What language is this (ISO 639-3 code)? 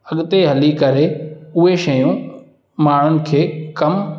snd